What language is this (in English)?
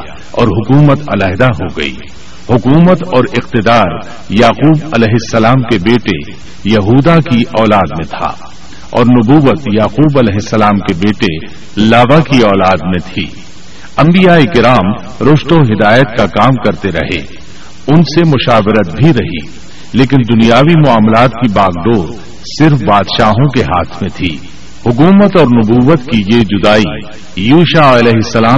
Urdu